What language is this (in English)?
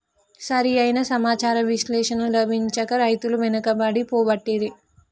Telugu